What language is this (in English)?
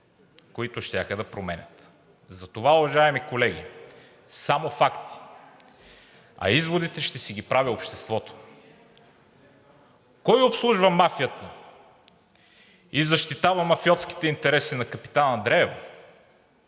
Bulgarian